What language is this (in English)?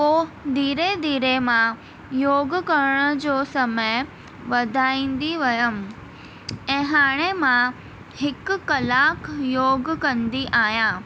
Sindhi